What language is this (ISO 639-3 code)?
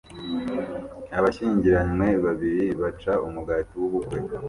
kin